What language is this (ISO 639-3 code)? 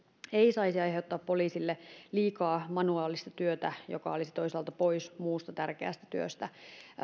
fin